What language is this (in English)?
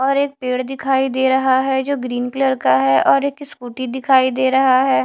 Hindi